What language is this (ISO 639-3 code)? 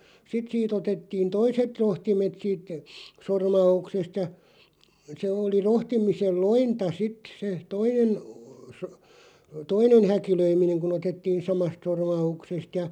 fin